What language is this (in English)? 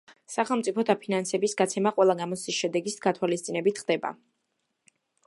Georgian